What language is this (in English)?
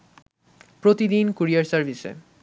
Bangla